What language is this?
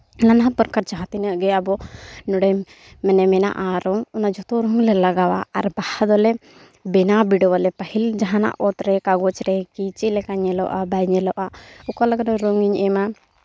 Santali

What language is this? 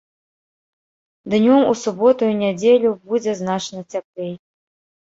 Belarusian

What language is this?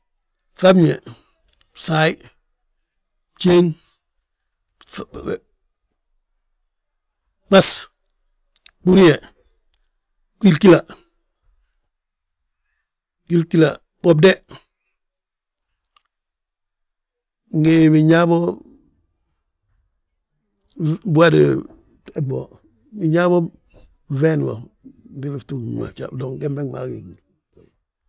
Balanta-Ganja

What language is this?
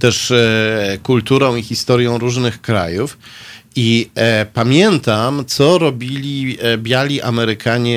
Polish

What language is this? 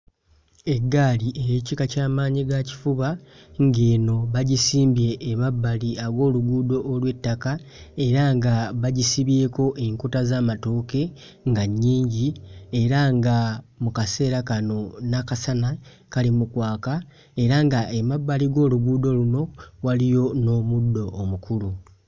Ganda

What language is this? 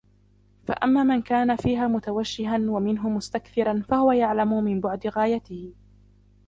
Arabic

